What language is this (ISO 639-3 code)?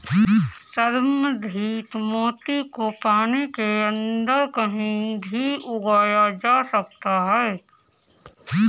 hin